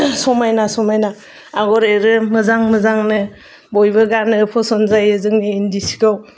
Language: Bodo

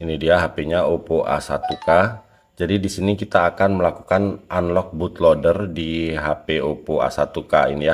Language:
Indonesian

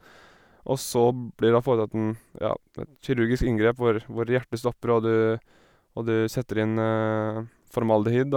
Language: Norwegian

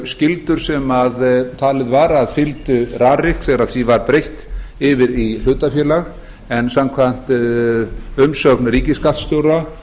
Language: Icelandic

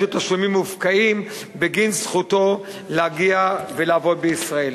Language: Hebrew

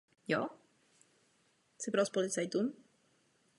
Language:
Czech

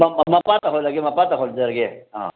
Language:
Manipuri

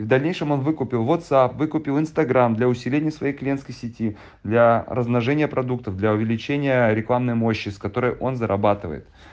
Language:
Russian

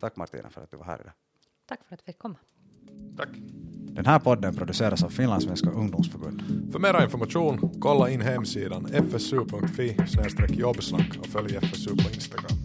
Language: Swedish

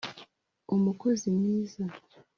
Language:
Kinyarwanda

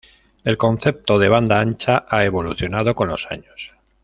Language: Spanish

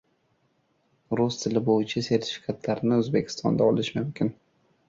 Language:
Uzbek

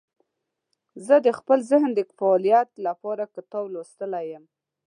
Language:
Pashto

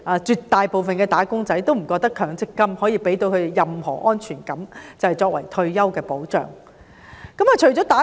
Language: Cantonese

